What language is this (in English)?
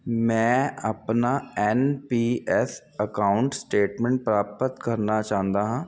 Punjabi